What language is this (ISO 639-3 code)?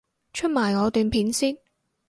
yue